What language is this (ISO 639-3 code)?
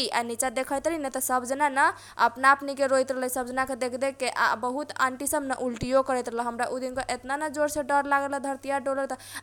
thq